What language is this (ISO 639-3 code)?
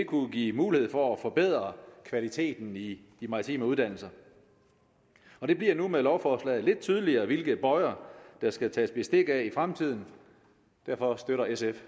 dan